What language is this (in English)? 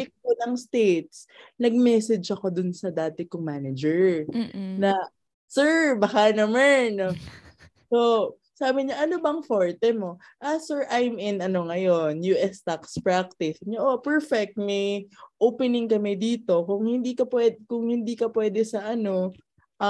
Filipino